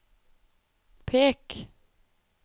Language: Norwegian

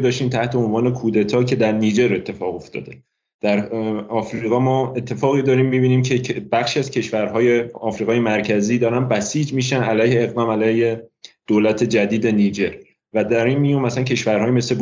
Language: Persian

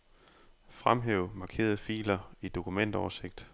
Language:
Danish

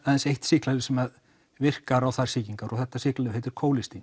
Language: Icelandic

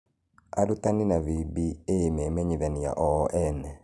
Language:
Kikuyu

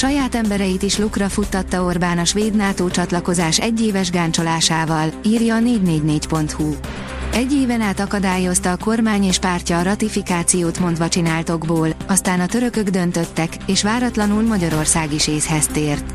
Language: Hungarian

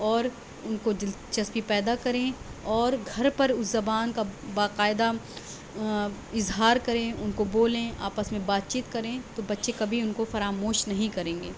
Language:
Urdu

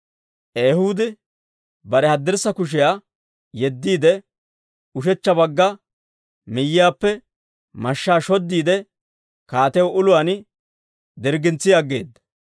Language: Dawro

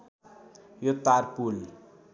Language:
Nepali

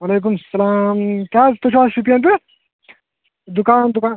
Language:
Kashmiri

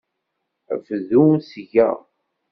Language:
Kabyle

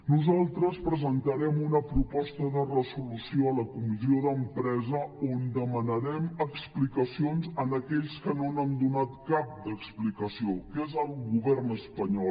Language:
Catalan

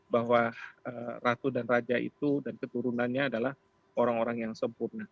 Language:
Indonesian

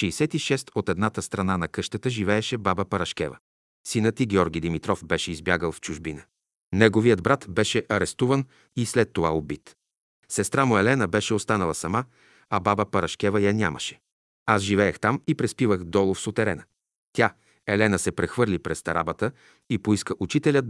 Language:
Bulgarian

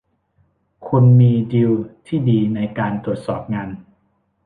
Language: Thai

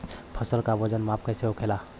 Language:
Bhojpuri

